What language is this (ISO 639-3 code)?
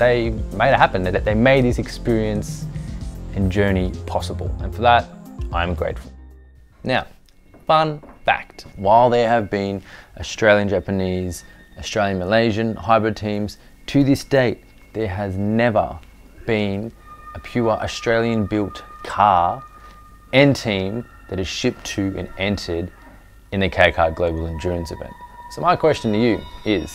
eng